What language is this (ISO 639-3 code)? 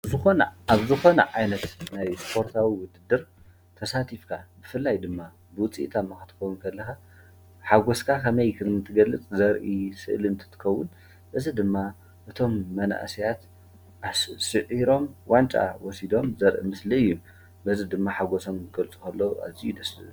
tir